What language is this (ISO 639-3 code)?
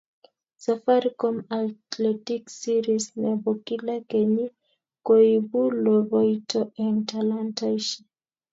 kln